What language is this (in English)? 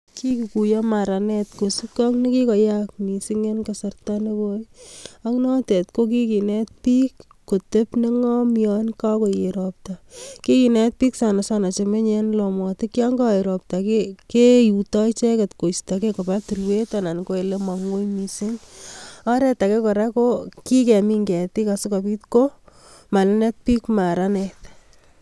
Kalenjin